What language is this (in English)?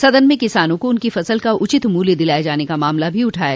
Hindi